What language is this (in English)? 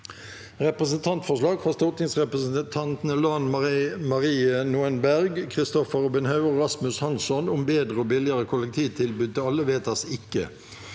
Norwegian